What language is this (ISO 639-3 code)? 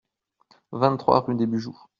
fra